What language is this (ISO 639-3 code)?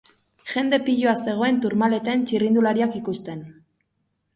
eus